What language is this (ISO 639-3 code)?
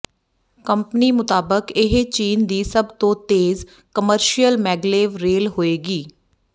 pan